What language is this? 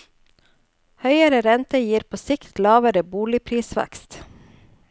Norwegian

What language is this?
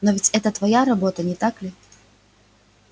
Russian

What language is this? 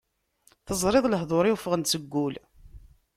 Kabyle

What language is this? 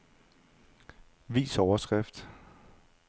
Danish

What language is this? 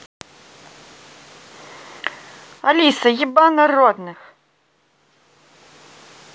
Russian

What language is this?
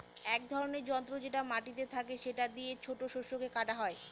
Bangla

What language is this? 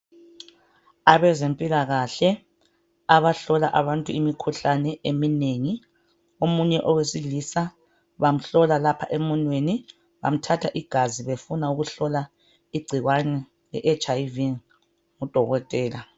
North Ndebele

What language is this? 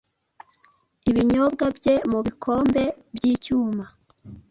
Kinyarwanda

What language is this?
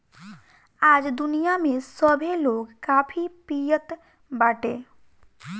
Bhojpuri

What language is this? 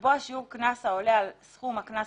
Hebrew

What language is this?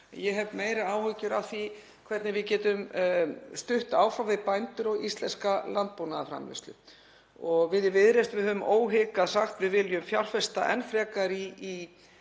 Icelandic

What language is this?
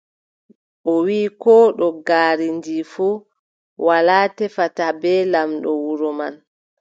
Adamawa Fulfulde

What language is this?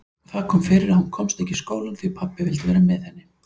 Icelandic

